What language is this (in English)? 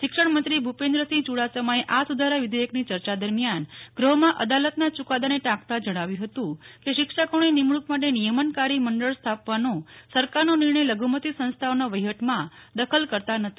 Gujarati